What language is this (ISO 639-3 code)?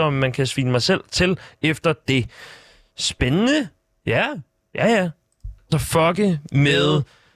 dan